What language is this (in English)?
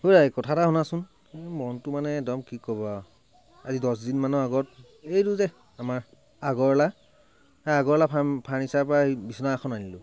Assamese